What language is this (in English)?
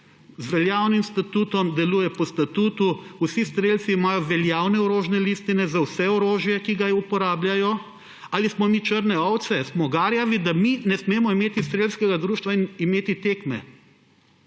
Slovenian